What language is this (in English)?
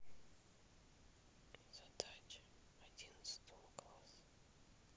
Russian